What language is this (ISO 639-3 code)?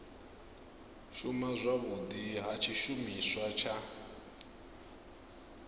ven